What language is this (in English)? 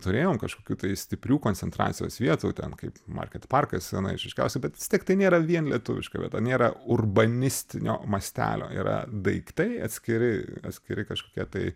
Lithuanian